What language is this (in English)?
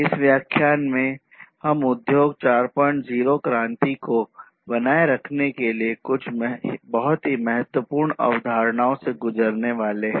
Hindi